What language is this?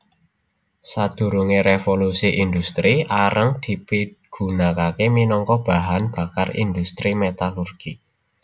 Javanese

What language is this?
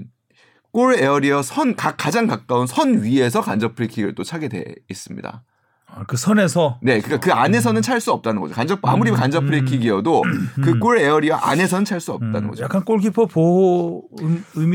Korean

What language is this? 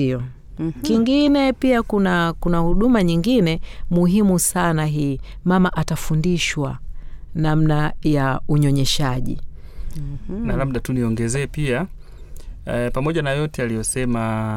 Swahili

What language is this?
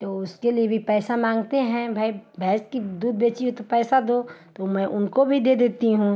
Hindi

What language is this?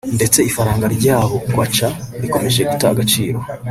Kinyarwanda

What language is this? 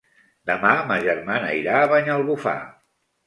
Catalan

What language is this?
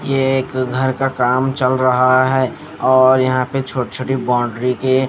Hindi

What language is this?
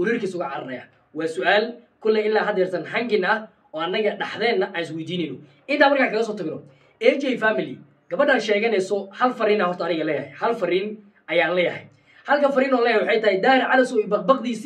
Arabic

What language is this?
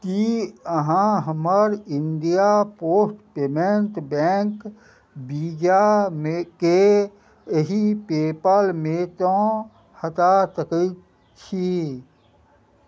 Maithili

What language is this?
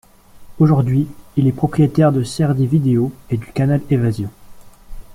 French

